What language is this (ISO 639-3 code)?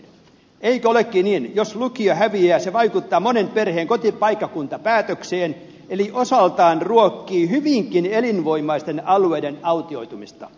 fin